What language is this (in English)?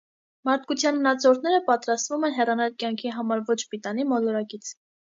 Armenian